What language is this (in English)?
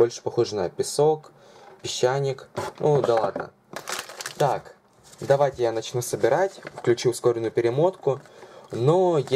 Russian